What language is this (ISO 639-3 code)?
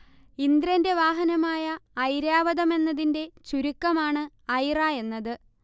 mal